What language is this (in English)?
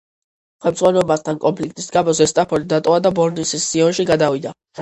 Georgian